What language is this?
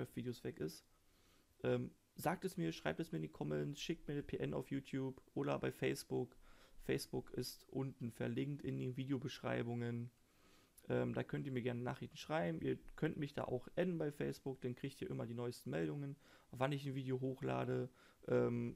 German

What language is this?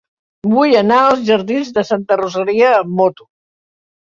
Catalan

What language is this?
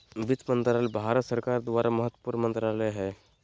Magahi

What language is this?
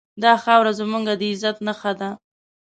Pashto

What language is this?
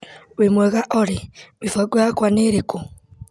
Kikuyu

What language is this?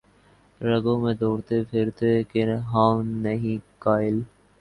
Urdu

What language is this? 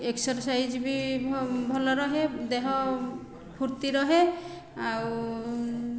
Odia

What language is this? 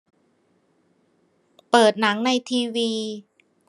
Thai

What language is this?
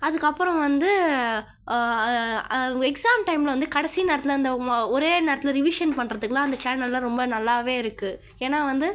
Tamil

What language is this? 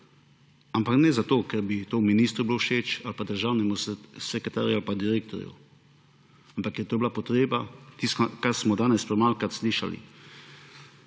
Slovenian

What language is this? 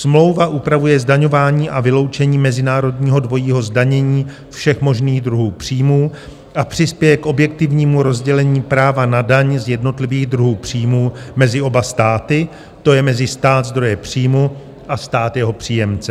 Czech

